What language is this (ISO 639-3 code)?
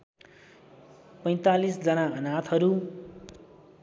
nep